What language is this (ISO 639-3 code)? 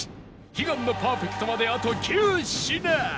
jpn